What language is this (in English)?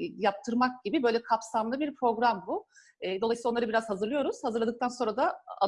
Turkish